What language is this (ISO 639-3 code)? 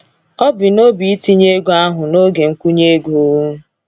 ibo